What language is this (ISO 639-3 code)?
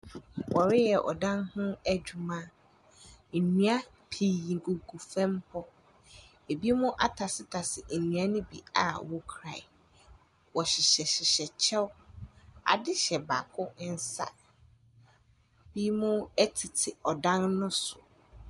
aka